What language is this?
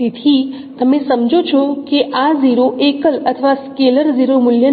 Gujarati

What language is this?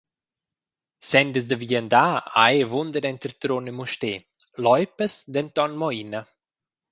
Romansh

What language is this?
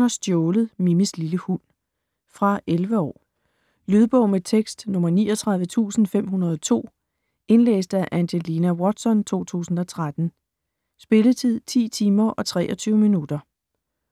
Danish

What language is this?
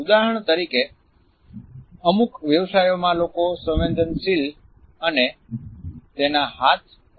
Gujarati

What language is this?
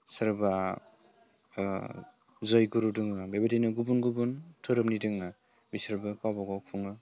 Bodo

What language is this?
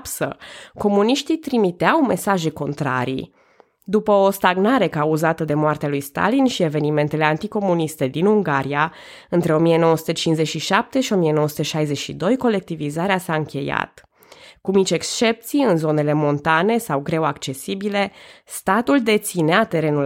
Romanian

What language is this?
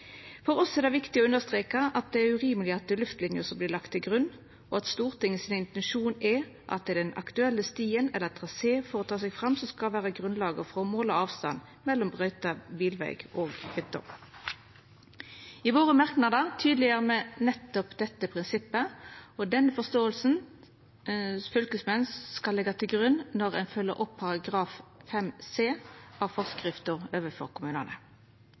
Norwegian Nynorsk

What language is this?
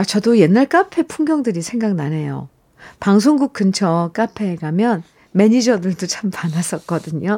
Korean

